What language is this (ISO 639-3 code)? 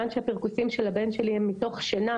heb